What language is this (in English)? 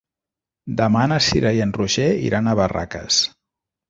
Catalan